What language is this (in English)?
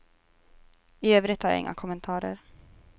Swedish